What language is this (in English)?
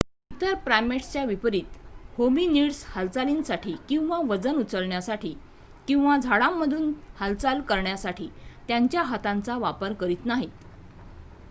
Marathi